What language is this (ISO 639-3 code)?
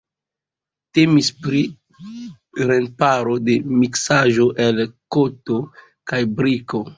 epo